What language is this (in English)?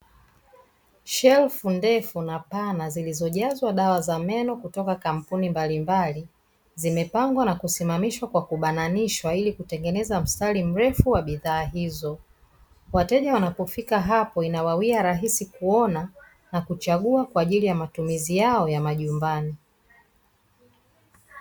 Swahili